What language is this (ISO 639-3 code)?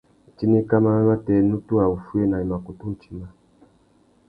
bag